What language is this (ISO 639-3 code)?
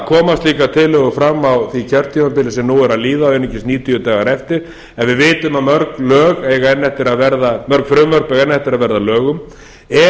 isl